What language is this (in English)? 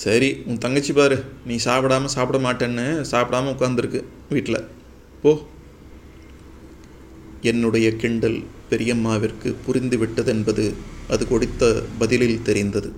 Tamil